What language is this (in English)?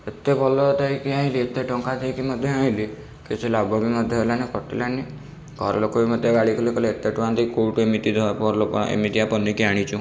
Odia